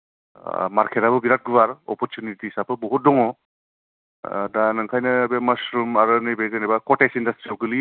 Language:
Bodo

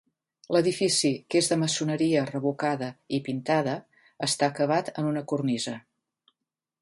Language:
Catalan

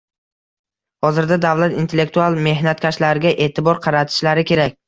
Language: Uzbek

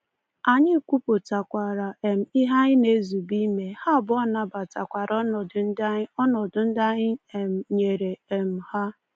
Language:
Igbo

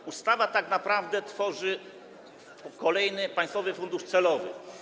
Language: Polish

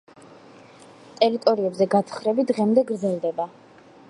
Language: Georgian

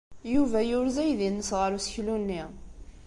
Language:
Kabyle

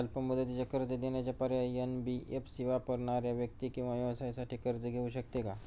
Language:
Marathi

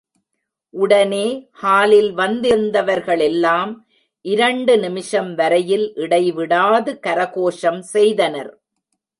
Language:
Tamil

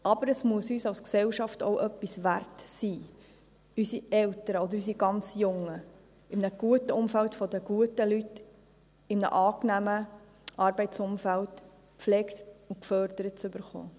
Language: Swiss German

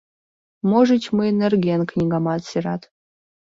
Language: Mari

